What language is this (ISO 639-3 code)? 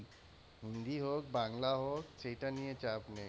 ben